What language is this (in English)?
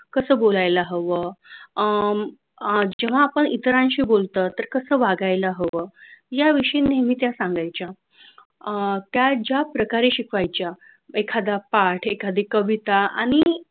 Marathi